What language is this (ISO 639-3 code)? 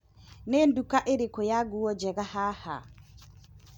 kik